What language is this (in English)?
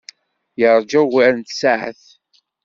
Kabyle